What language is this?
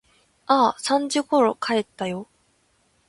Japanese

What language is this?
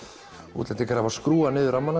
Icelandic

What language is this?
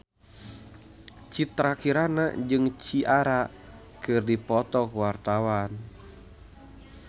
Sundanese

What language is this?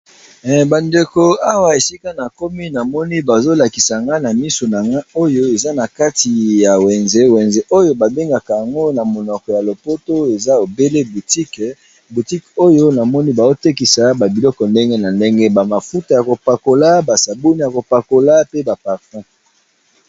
Lingala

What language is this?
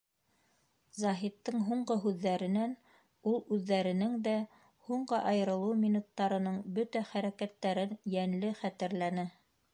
Bashkir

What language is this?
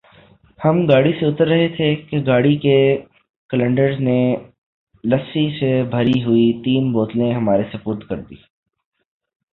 Urdu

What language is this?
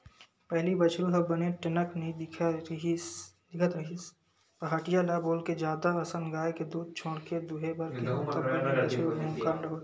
Chhattisgarhi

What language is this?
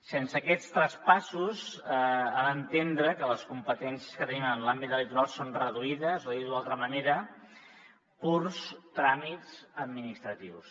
Catalan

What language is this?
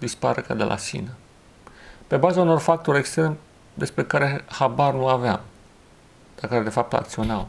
Romanian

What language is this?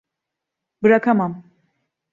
Turkish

